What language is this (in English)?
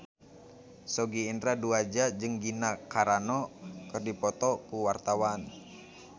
Sundanese